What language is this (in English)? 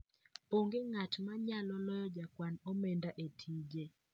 Luo (Kenya and Tanzania)